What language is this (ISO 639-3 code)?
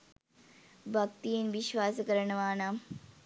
sin